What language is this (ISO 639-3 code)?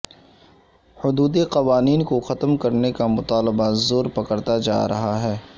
urd